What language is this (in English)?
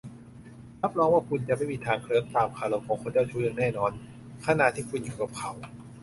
Thai